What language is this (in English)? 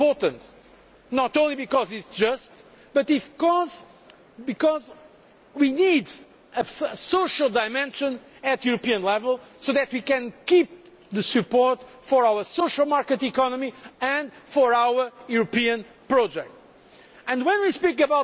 English